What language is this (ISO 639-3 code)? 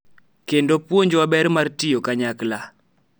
luo